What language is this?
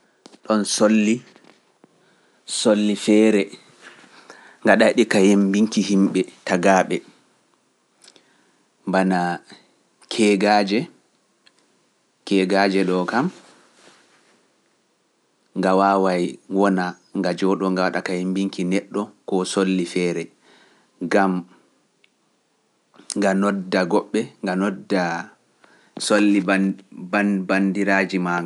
Pular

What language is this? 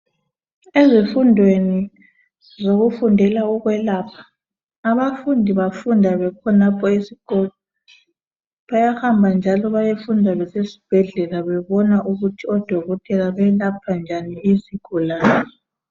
North Ndebele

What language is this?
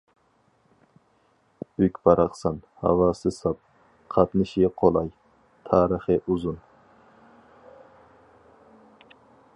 Uyghur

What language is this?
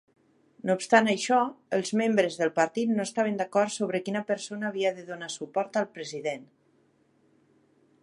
Catalan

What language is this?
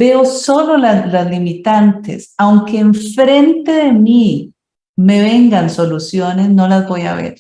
Spanish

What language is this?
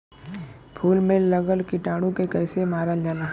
Bhojpuri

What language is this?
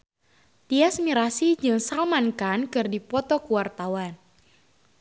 Sundanese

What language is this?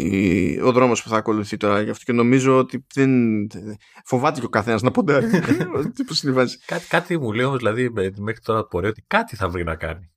Greek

